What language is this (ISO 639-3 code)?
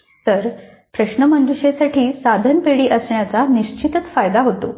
mar